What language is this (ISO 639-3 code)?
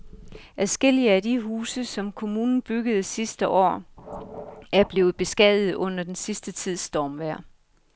dan